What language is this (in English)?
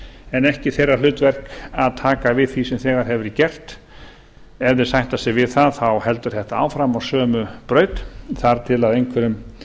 Icelandic